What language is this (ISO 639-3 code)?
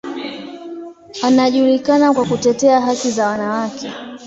swa